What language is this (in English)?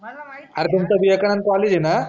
Marathi